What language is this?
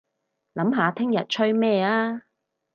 Cantonese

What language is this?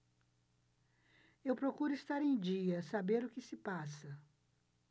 Portuguese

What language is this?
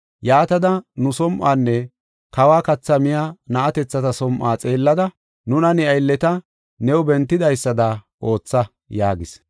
Gofa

